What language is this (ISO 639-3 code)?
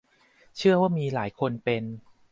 tha